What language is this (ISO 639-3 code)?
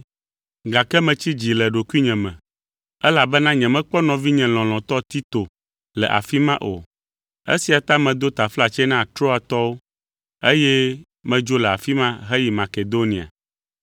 ewe